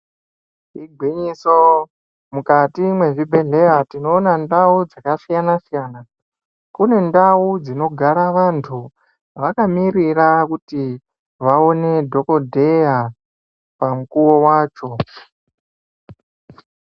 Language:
Ndau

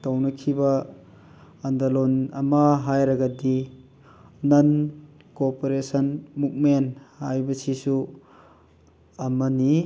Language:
Manipuri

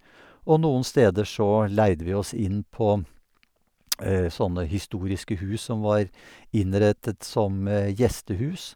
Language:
Norwegian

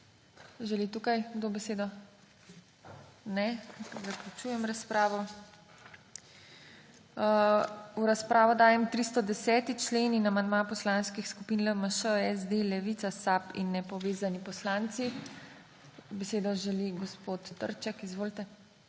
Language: Slovenian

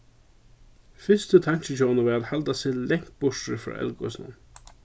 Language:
Faroese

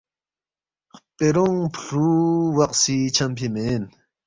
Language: Balti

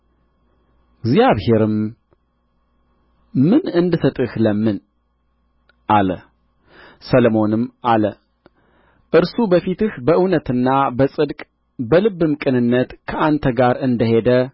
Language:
Amharic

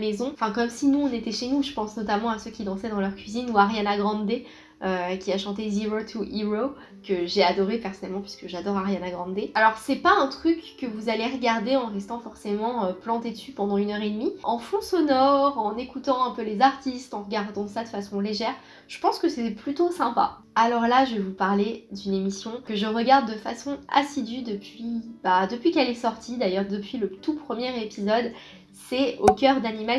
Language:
French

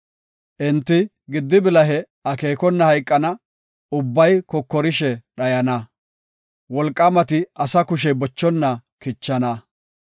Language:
Gofa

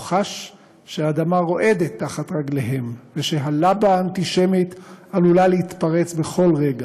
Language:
Hebrew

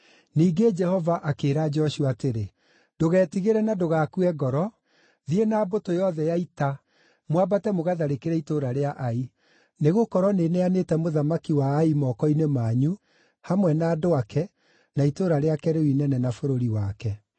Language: Kikuyu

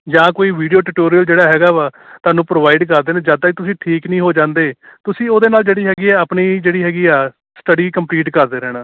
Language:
Punjabi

